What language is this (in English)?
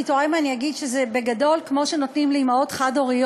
Hebrew